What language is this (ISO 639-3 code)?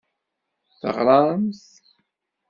kab